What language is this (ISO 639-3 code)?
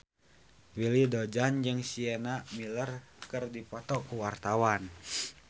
sun